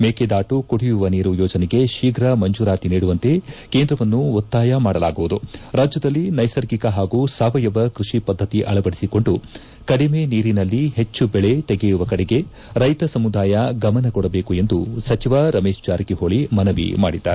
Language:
Kannada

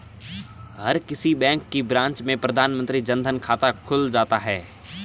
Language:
Hindi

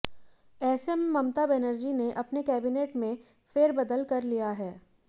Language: Hindi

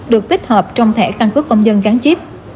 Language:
Vietnamese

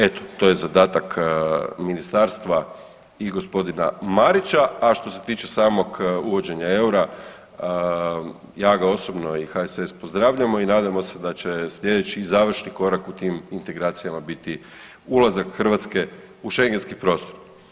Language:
Croatian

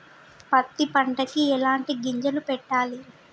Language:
Telugu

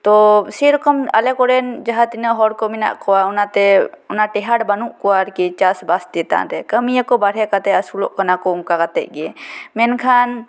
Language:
Santali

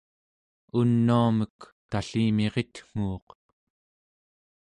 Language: Central Yupik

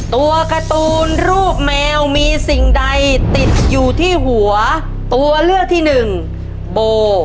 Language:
Thai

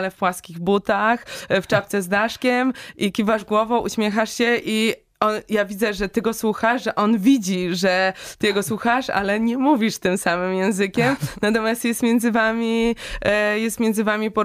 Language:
Polish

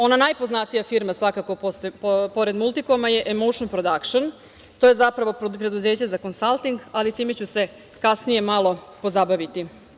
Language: Serbian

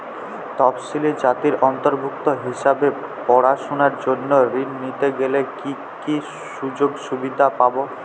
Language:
Bangla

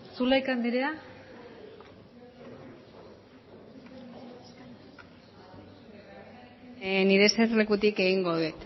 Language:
Basque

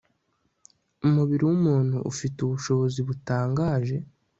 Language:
Kinyarwanda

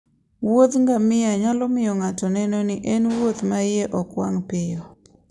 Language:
Luo (Kenya and Tanzania)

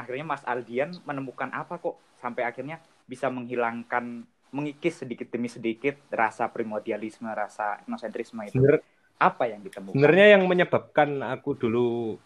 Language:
Indonesian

